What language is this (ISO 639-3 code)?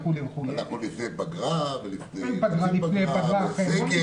heb